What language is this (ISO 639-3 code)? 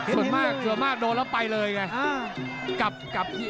tha